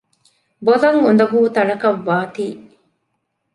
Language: Divehi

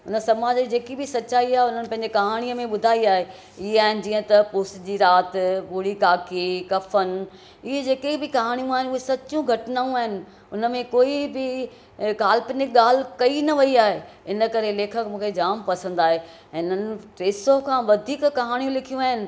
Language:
Sindhi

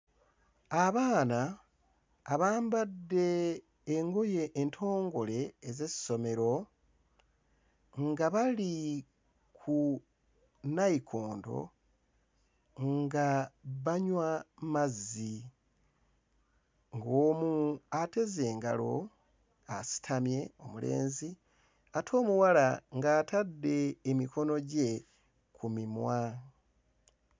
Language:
Ganda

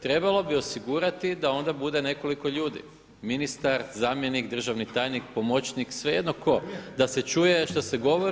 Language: Croatian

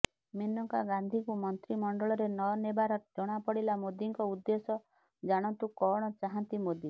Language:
Odia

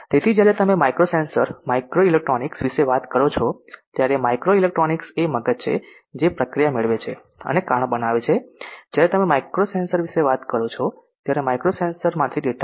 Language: Gujarati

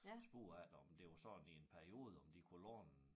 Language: Danish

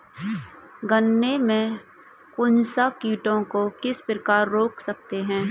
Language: Hindi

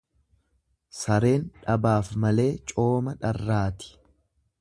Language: Oromo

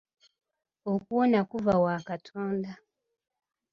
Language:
Ganda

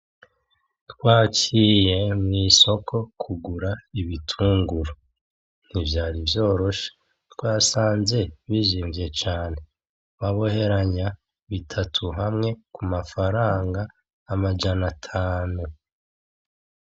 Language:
Rundi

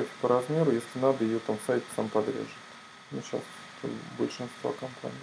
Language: Russian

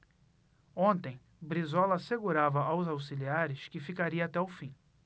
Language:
Portuguese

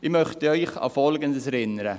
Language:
Swiss German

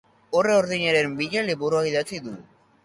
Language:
Basque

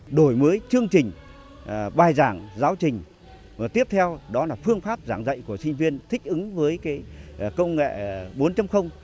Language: Vietnamese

